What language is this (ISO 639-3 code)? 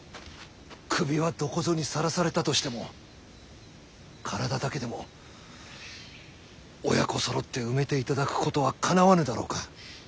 jpn